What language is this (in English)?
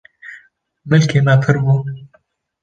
Kurdish